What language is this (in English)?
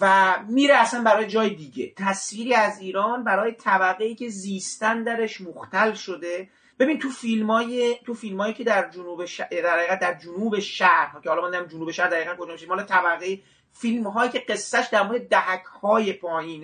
Persian